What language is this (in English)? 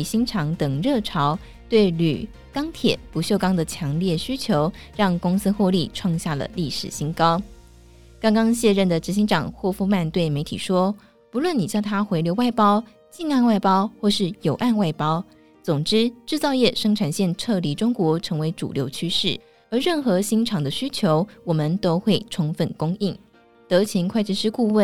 Chinese